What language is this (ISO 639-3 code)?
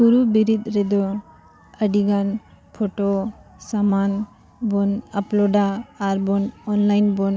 sat